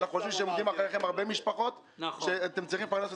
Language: Hebrew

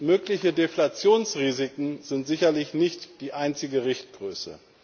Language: German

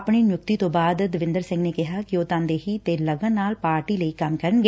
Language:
Punjabi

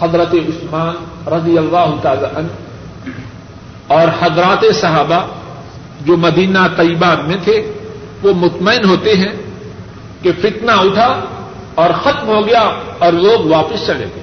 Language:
Urdu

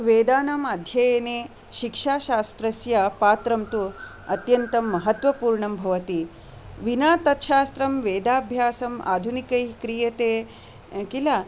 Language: Sanskrit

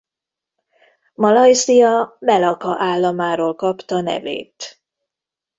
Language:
Hungarian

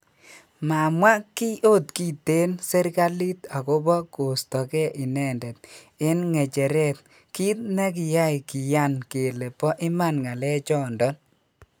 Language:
Kalenjin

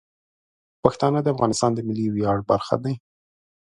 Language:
Pashto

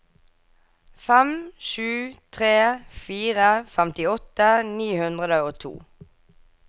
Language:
Norwegian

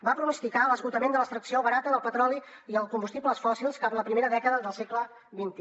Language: Catalan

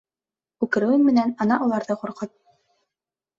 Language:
Bashkir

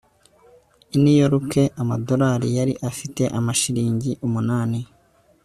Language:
Kinyarwanda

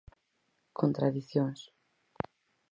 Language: Galician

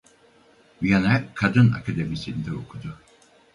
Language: Turkish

